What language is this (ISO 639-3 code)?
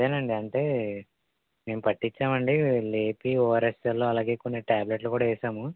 tel